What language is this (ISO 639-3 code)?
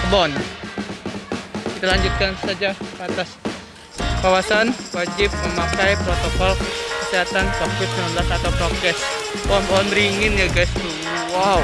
ind